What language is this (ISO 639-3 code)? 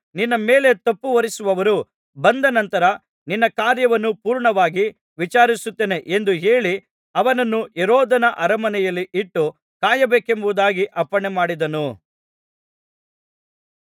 kan